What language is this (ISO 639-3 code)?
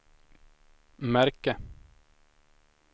swe